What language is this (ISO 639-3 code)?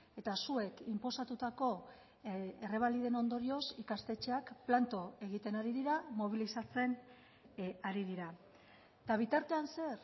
eus